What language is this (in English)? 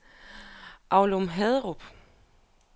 Danish